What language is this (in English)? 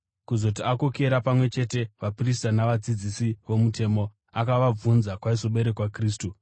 Shona